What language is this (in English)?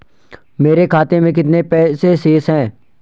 Hindi